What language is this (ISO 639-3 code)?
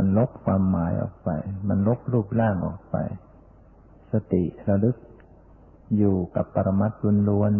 tha